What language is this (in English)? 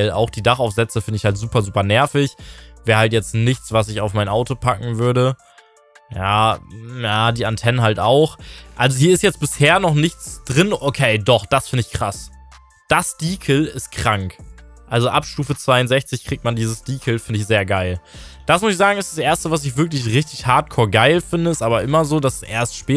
German